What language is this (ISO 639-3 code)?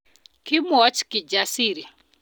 kln